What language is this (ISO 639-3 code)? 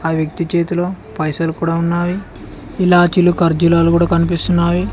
tel